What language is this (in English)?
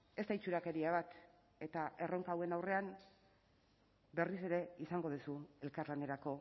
Basque